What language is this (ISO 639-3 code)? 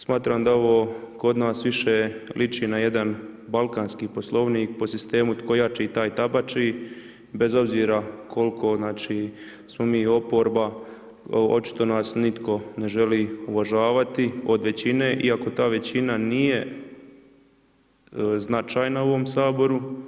hrv